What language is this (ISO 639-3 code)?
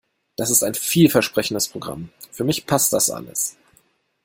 deu